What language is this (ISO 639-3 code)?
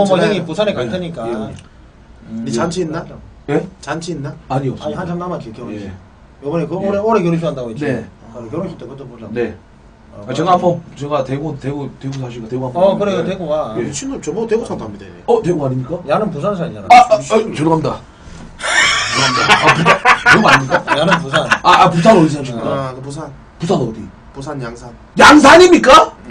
kor